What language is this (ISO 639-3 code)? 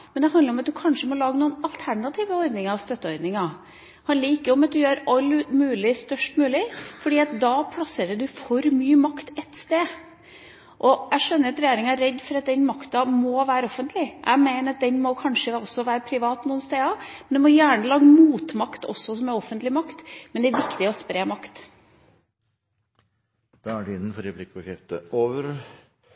nor